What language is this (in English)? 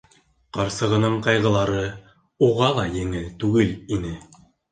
Bashkir